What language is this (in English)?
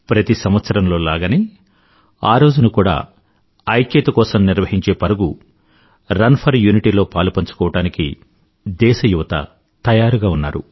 Telugu